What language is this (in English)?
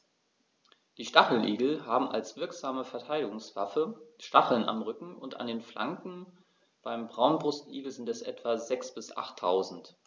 German